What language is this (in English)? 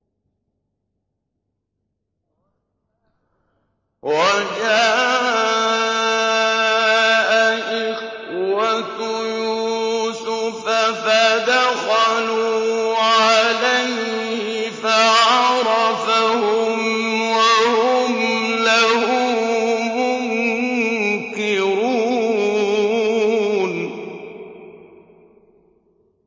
Arabic